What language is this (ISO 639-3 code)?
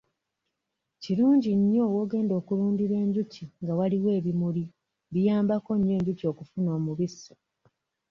lug